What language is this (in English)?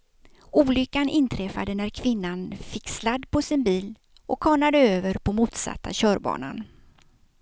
Swedish